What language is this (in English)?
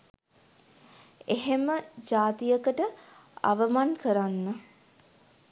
Sinhala